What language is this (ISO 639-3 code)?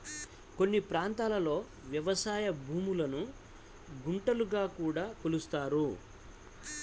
tel